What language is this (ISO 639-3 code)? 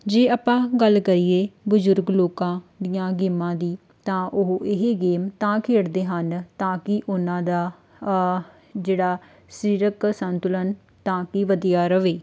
pan